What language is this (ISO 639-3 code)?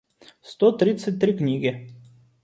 rus